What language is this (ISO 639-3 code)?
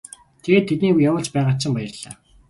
mon